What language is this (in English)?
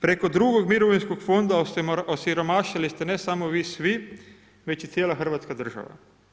Croatian